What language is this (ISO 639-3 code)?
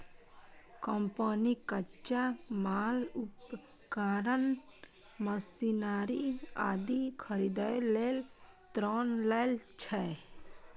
mai